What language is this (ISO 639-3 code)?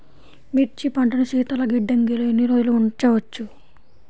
tel